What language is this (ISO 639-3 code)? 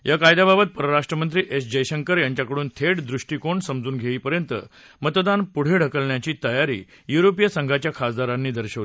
mar